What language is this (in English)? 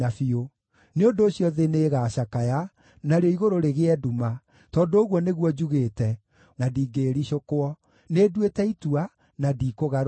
Kikuyu